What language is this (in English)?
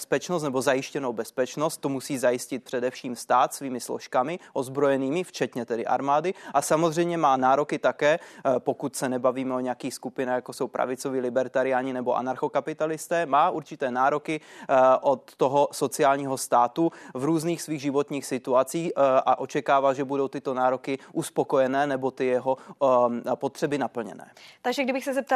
Czech